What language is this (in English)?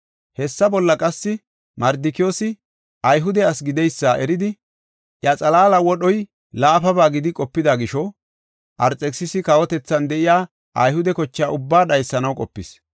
Gofa